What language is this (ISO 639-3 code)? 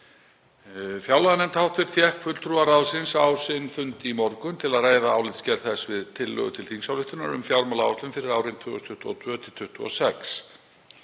isl